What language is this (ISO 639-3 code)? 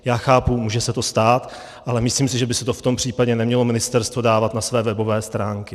ces